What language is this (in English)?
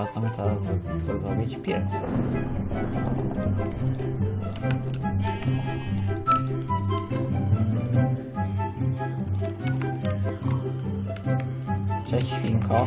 Polish